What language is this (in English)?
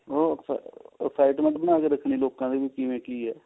Punjabi